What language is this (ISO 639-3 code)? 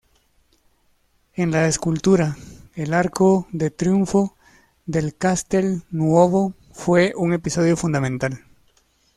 spa